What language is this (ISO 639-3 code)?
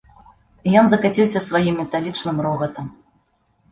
bel